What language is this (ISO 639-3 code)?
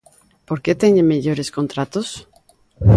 glg